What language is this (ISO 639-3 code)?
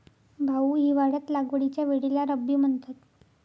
mar